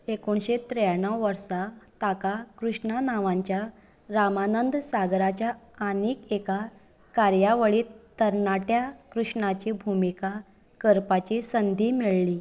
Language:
Konkani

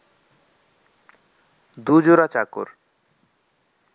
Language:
Bangla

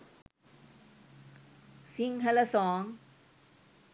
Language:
Sinhala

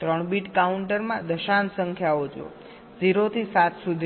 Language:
Gujarati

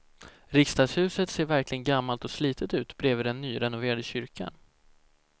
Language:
Swedish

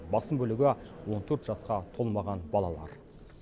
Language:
Kazakh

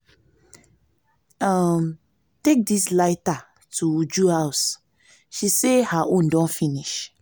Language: Nigerian Pidgin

